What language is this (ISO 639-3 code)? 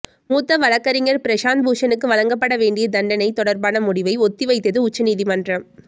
tam